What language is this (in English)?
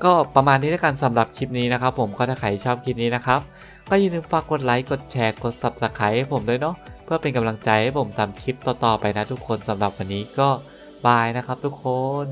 Thai